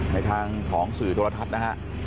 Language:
Thai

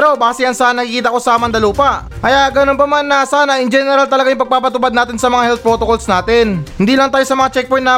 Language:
Filipino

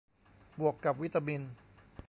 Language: Thai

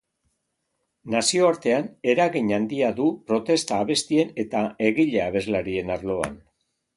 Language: Basque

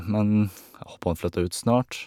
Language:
Norwegian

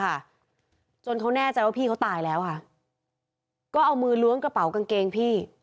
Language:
Thai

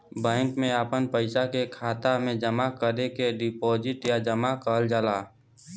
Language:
Bhojpuri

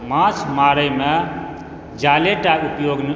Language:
Maithili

